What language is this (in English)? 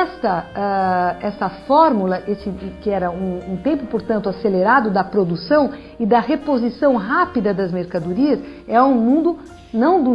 Portuguese